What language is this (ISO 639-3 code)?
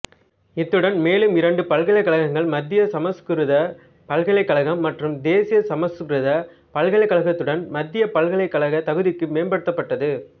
tam